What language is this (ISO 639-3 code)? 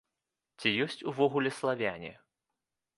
bel